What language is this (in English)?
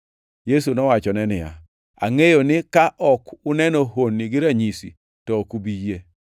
Luo (Kenya and Tanzania)